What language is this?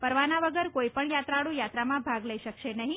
Gujarati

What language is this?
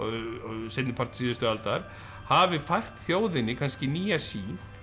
Icelandic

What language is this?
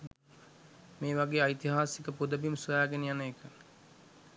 Sinhala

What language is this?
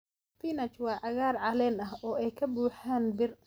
Somali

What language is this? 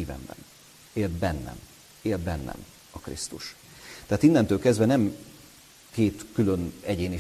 Hungarian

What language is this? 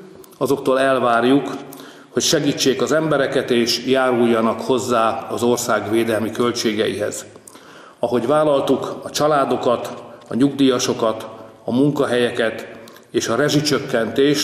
Hungarian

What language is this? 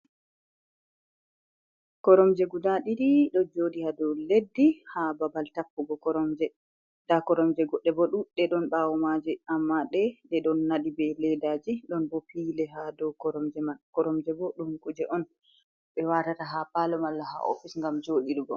Fula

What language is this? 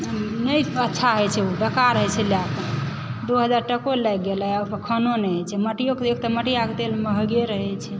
Maithili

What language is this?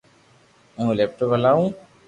Loarki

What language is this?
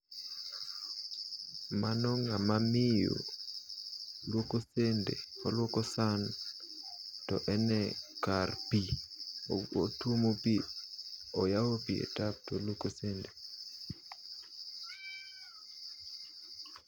Luo (Kenya and Tanzania)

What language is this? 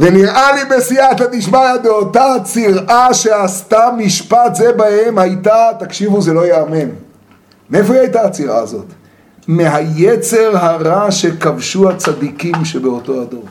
Hebrew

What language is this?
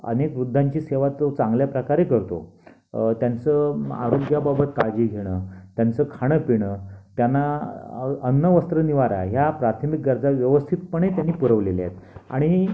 Marathi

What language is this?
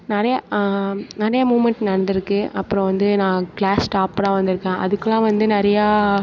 Tamil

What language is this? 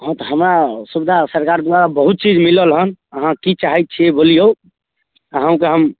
Maithili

